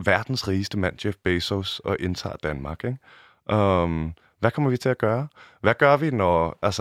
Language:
Danish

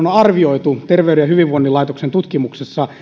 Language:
Finnish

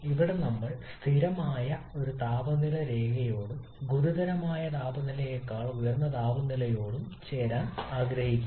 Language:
Malayalam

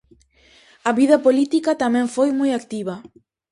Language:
Galician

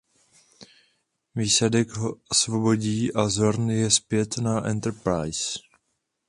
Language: Czech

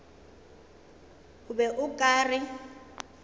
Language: Northern Sotho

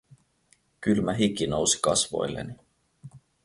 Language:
Finnish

